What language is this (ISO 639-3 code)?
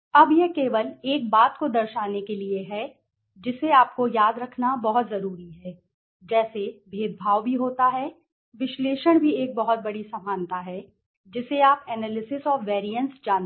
hin